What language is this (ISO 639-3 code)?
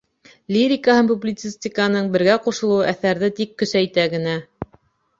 bak